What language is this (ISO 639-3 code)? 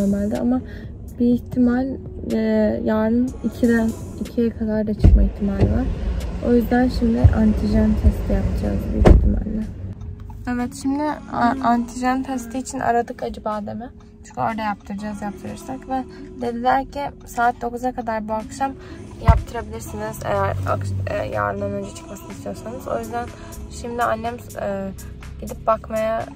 tur